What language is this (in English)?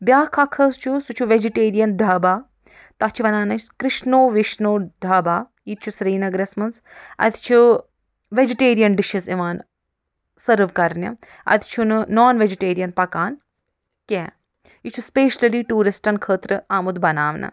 Kashmiri